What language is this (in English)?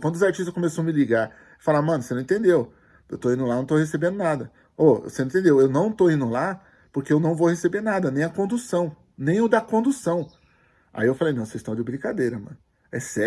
Portuguese